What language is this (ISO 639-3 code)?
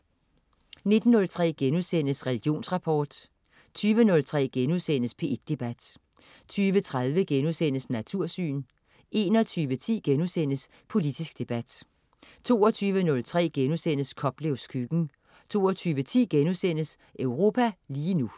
dan